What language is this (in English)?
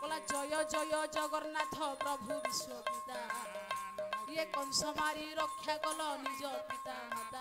Bangla